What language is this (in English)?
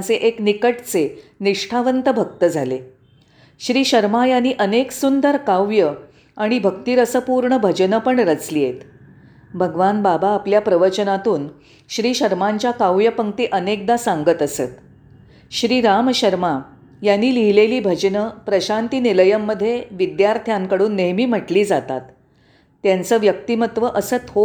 Marathi